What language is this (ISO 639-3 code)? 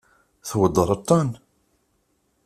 kab